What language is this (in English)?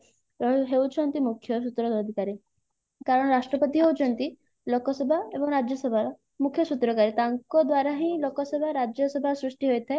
Odia